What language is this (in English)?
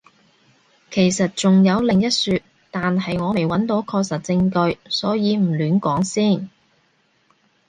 Cantonese